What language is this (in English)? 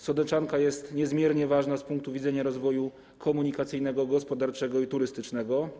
Polish